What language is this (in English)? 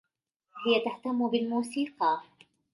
Arabic